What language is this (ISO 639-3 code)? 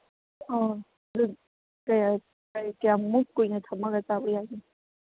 mni